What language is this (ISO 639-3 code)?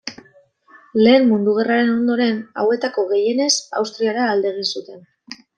eus